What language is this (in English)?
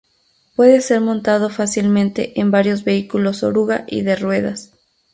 Spanish